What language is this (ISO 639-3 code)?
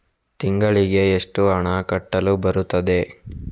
kan